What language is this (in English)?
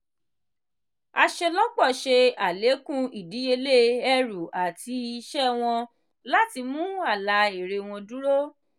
Yoruba